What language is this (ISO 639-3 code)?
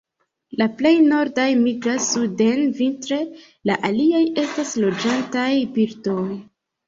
epo